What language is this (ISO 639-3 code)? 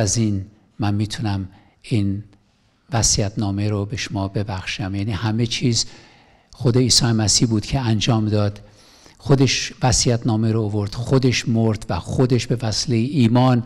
fas